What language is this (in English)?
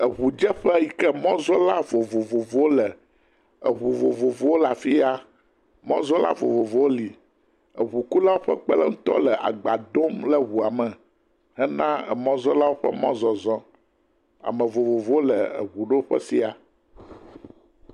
Ewe